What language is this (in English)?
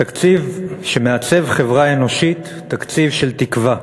Hebrew